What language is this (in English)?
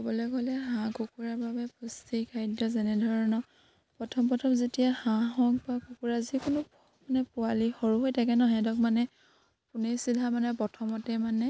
Assamese